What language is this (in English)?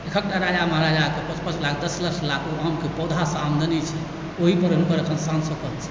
Maithili